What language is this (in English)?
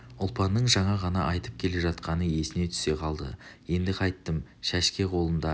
Kazakh